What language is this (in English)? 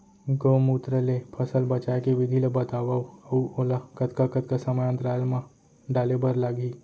Chhattisgarhi